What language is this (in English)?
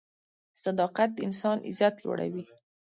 Pashto